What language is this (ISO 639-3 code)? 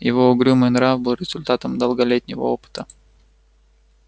rus